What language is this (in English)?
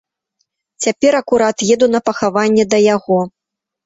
Belarusian